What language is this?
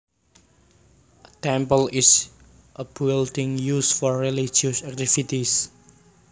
Javanese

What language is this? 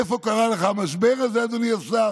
Hebrew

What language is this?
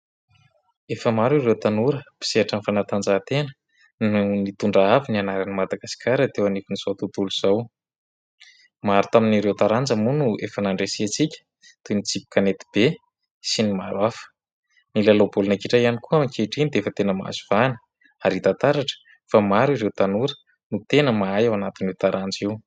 Malagasy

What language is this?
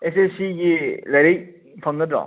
Manipuri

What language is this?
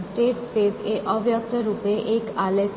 Gujarati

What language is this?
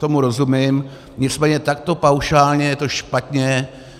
Czech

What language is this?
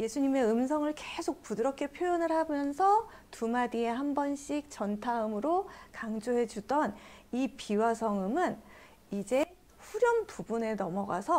Korean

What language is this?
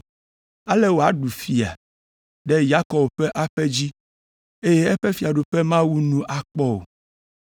Ewe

